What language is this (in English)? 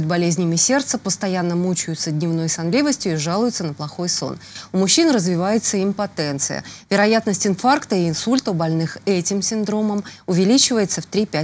Russian